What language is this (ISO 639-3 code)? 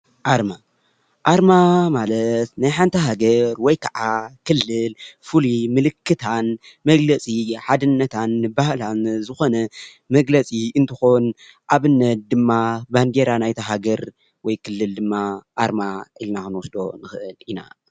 tir